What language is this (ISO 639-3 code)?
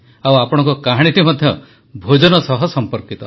ori